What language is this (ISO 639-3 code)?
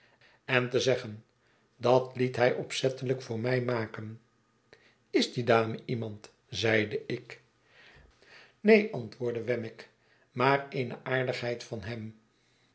nld